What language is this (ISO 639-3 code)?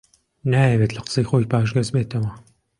ckb